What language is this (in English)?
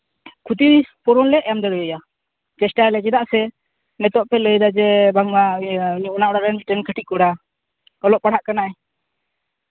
Santali